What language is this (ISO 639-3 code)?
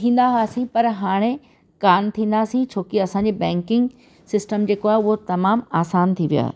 snd